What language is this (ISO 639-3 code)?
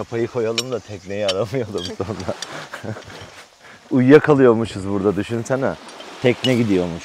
tur